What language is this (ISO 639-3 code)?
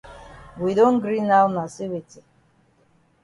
wes